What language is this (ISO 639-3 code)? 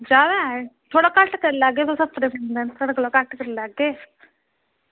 doi